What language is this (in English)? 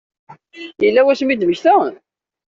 Kabyle